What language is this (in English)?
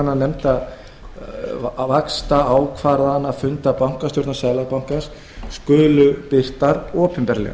Icelandic